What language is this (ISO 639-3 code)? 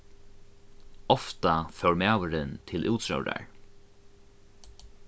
fao